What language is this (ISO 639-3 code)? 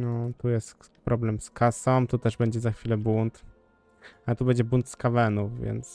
pol